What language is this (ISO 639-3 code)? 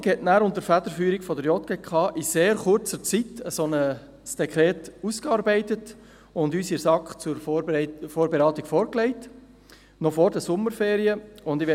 gsw